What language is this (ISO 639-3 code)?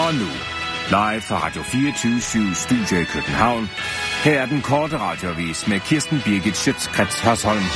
dan